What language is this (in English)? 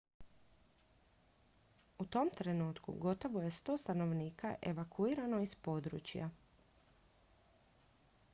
Croatian